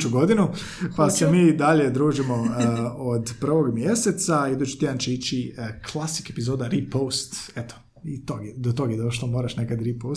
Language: Croatian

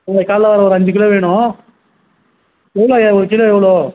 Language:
Tamil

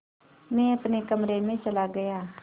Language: Hindi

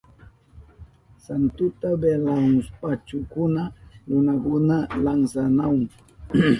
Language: Southern Pastaza Quechua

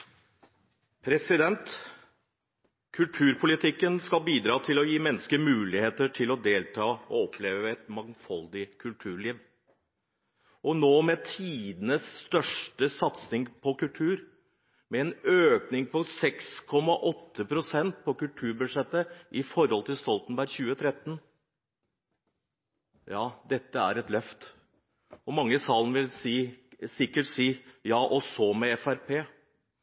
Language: Norwegian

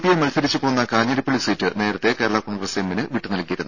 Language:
Malayalam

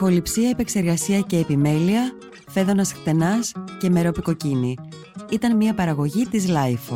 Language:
Greek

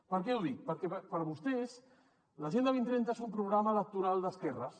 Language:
Catalan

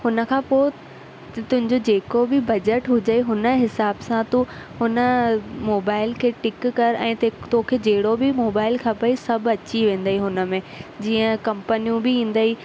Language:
Sindhi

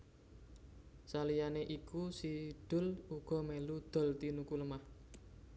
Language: Javanese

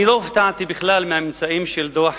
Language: Hebrew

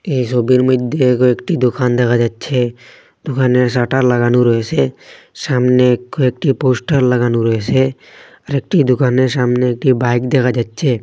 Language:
Bangla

